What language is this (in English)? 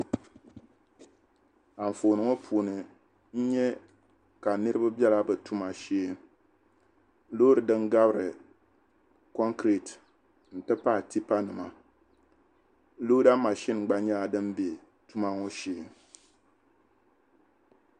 Dagbani